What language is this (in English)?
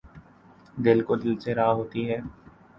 Urdu